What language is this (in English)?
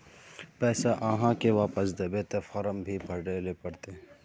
Magahi